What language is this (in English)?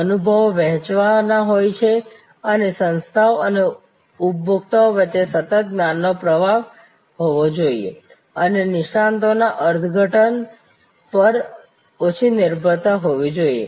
Gujarati